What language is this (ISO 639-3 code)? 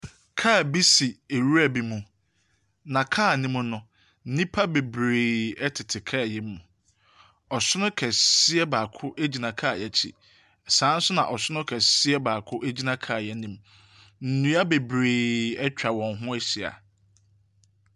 aka